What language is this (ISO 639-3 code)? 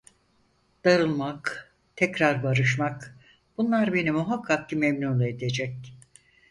tur